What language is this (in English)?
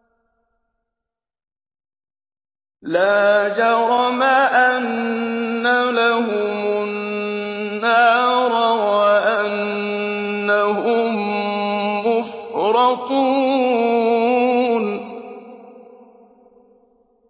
Arabic